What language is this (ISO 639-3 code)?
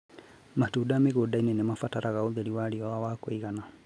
kik